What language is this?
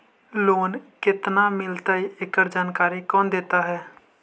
Magahi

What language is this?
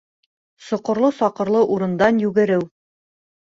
Bashkir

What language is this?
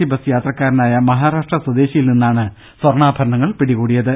Malayalam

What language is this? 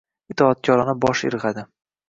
Uzbek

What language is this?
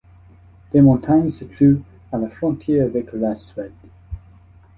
French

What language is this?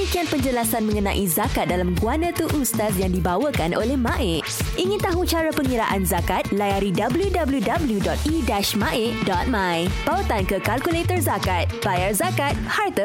Malay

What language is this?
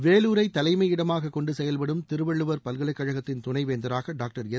Tamil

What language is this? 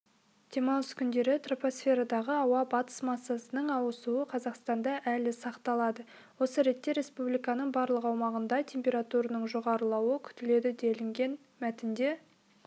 Kazakh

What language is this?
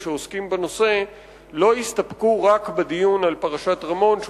Hebrew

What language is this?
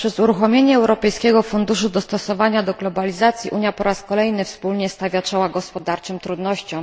Polish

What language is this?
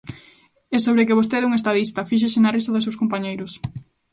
Galician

